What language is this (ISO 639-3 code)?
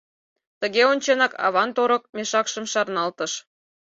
chm